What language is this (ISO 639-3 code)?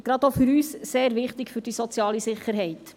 gsw